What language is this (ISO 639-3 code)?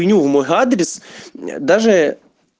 rus